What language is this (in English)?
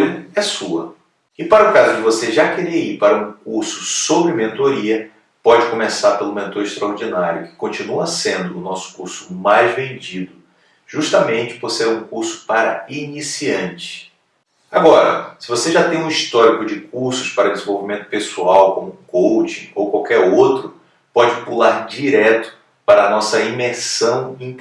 Portuguese